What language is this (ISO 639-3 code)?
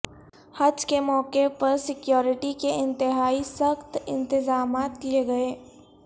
urd